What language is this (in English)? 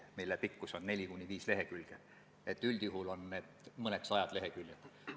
Estonian